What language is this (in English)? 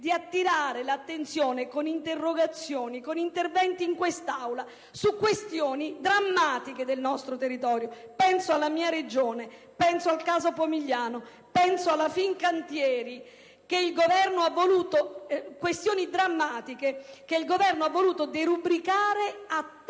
Italian